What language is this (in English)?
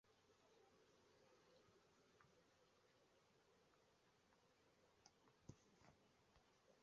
Chinese